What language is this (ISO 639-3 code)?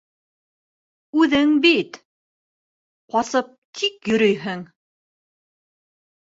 bak